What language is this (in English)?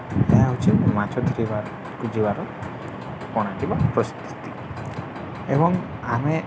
Odia